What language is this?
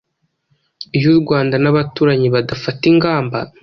Kinyarwanda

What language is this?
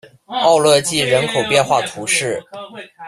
Chinese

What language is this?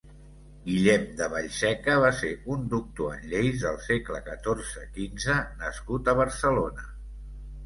Catalan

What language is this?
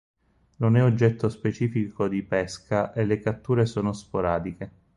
Italian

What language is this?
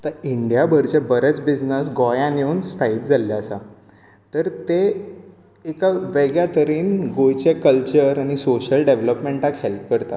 Konkani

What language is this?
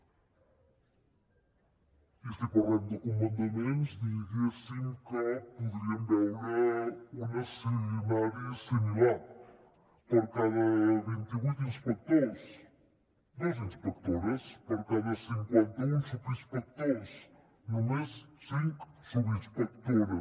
Catalan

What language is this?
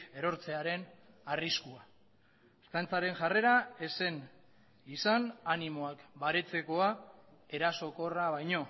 Basque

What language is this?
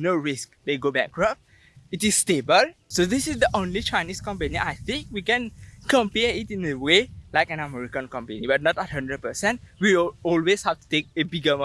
English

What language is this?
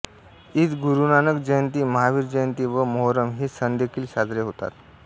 Marathi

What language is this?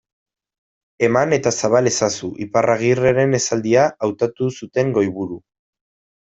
Basque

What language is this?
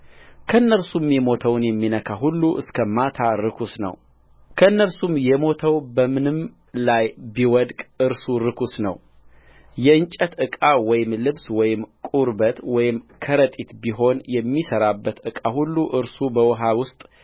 Amharic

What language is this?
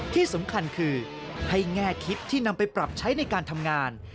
Thai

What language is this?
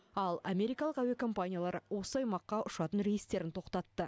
Kazakh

